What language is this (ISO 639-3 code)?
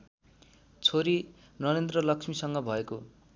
nep